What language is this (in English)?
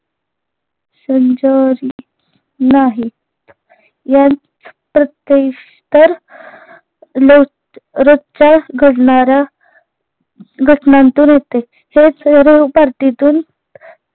Marathi